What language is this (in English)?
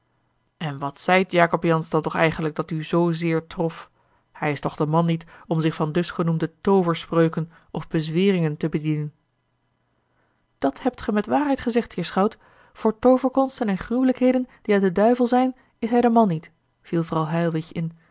Dutch